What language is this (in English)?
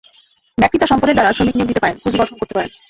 Bangla